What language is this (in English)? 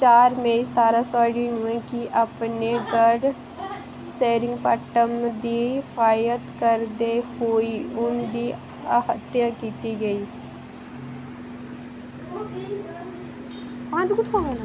Dogri